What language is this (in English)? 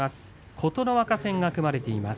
Japanese